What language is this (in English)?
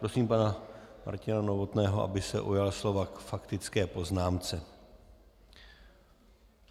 Czech